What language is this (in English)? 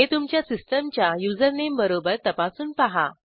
Marathi